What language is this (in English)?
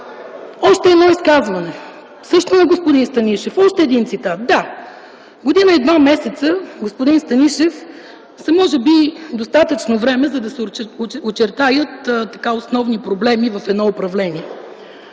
Bulgarian